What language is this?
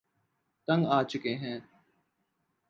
Urdu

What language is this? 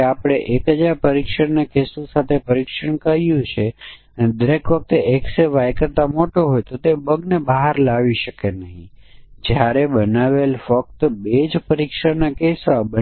Gujarati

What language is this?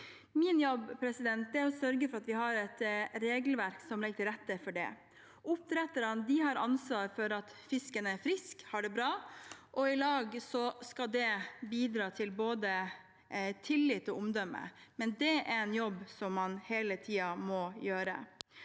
Norwegian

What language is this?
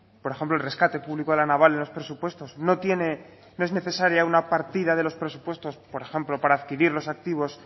Spanish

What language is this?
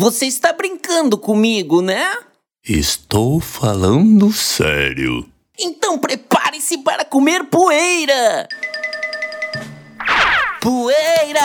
Portuguese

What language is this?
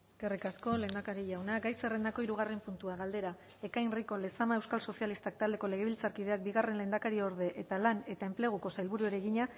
Basque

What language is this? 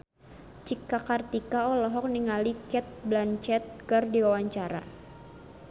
Sundanese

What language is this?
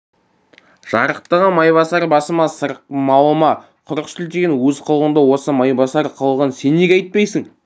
Kazakh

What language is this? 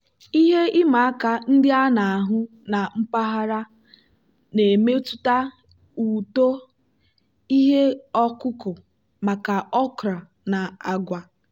Igbo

